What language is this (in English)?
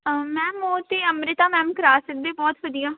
Punjabi